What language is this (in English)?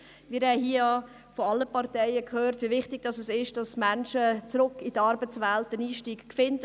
Swiss German